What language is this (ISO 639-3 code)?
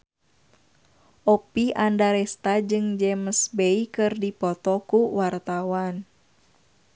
sun